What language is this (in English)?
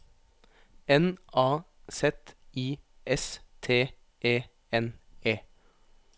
Norwegian